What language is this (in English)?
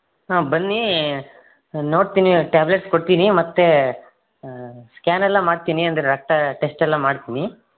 Kannada